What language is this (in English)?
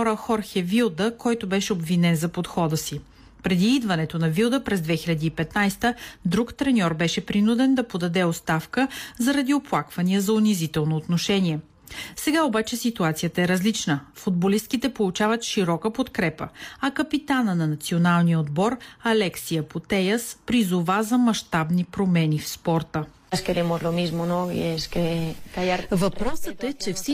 Bulgarian